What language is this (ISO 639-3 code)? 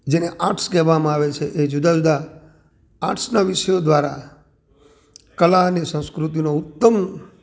guj